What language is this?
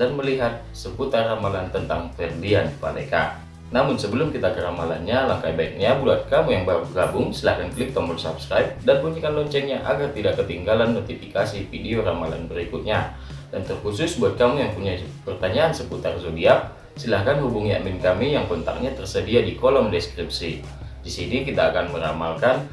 Indonesian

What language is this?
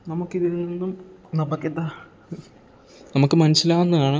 Malayalam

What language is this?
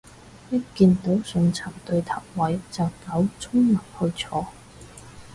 Cantonese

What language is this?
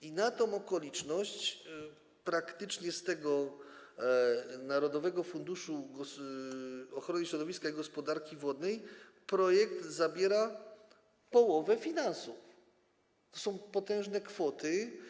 Polish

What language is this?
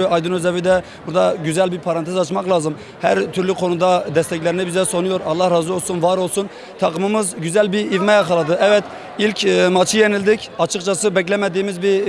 Turkish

